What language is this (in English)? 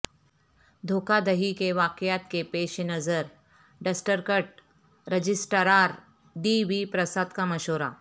Urdu